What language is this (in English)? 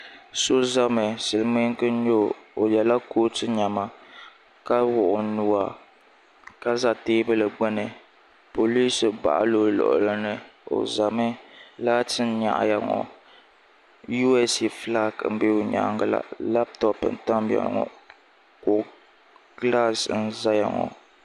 Dagbani